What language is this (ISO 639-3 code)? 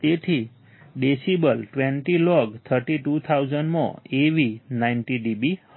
guj